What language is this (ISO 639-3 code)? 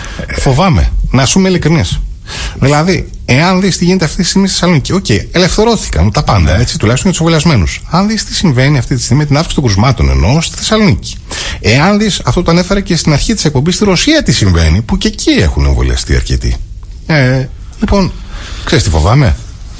ell